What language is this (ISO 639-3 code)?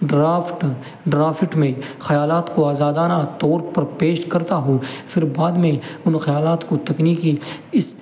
urd